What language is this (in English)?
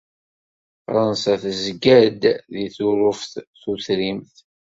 Kabyle